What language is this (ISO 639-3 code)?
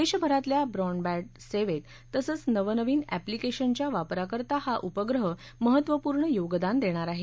mar